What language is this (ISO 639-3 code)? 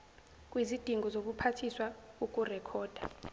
zul